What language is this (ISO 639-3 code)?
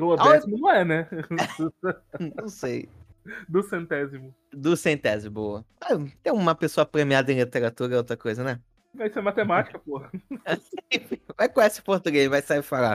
por